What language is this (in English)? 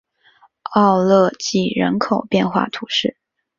Chinese